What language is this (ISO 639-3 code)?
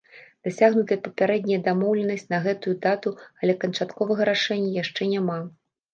bel